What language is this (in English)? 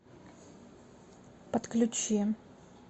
Russian